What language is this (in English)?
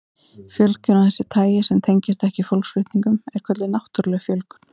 Icelandic